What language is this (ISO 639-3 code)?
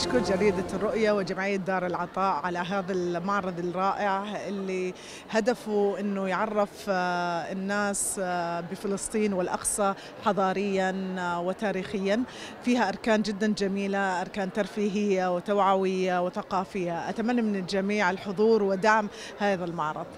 ara